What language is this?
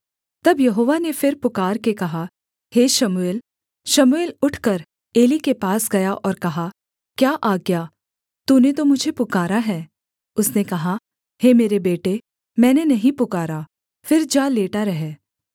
Hindi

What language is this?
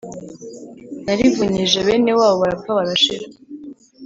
Kinyarwanda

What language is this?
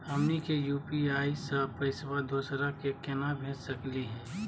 Magahi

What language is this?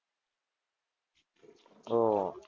Gujarati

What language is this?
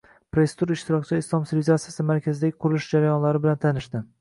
Uzbek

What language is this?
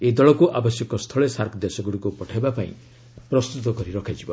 Odia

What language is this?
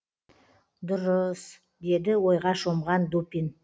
Kazakh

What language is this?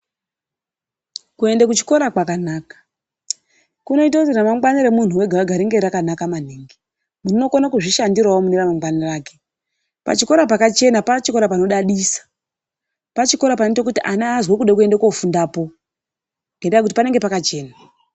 Ndau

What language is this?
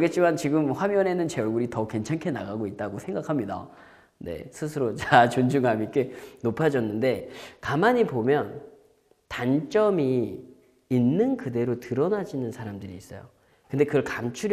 Korean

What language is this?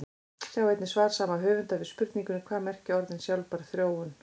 Icelandic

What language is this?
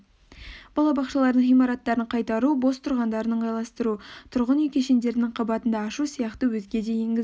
Kazakh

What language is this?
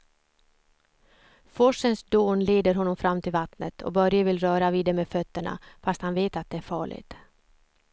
Swedish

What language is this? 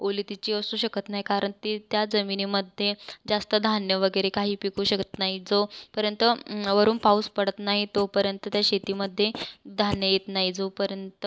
Marathi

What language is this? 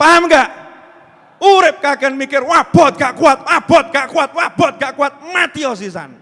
Indonesian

